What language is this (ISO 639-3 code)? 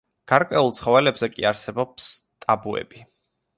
kat